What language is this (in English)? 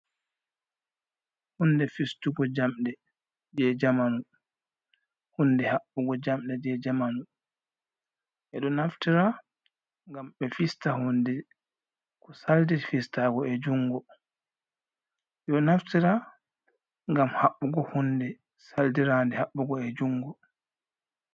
Fula